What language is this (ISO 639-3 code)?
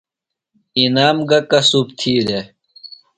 phl